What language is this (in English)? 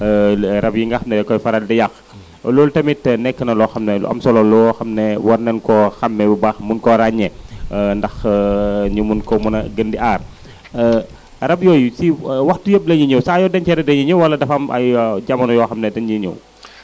Wolof